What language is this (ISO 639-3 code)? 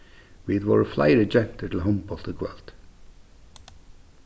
fao